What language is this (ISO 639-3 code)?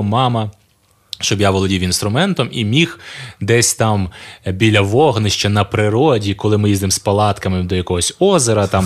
ukr